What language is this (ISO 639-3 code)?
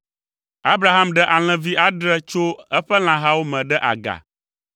ewe